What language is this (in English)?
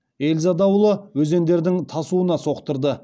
Kazakh